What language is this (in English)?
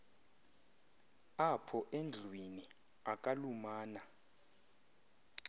Xhosa